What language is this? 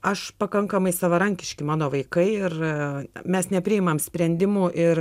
Lithuanian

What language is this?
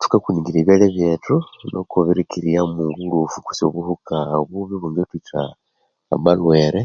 Konzo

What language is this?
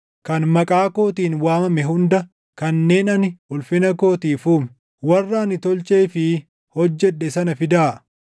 Oromo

